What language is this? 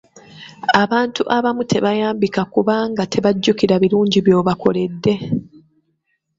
Ganda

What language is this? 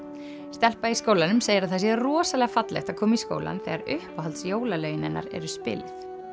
Icelandic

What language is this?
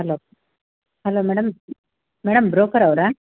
Kannada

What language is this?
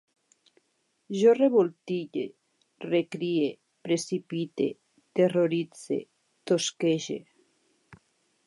Catalan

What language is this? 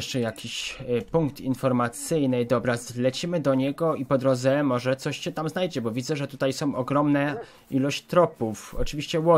Polish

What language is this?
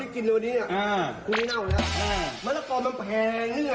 Thai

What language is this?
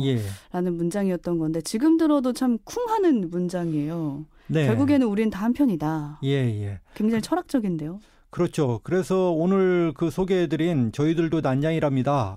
Korean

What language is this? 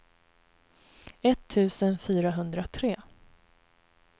Swedish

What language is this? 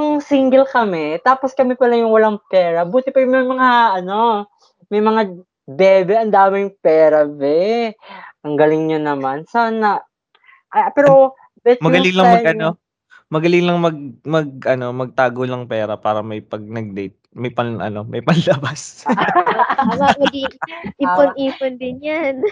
Filipino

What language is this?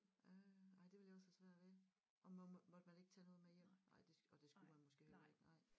Danish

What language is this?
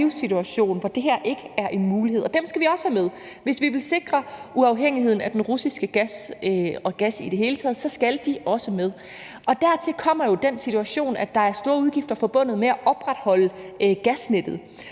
Danish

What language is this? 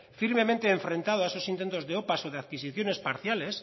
Spanish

